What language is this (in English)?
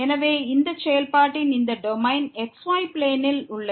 Tamil